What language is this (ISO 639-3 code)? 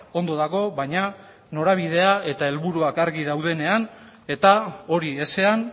eus